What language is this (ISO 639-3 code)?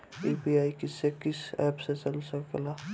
bho